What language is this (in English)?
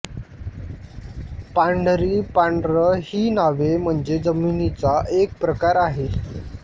Marathi